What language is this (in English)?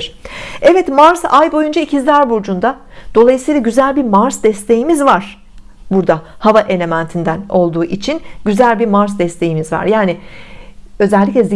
Turkish